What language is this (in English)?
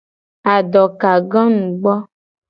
Gen